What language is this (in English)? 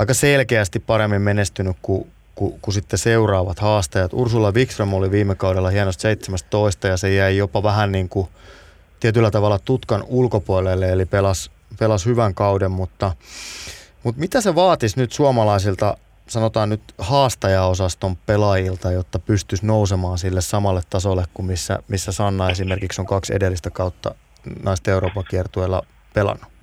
Finnish